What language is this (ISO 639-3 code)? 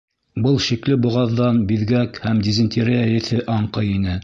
bak